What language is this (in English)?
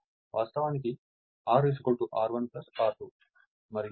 Telugu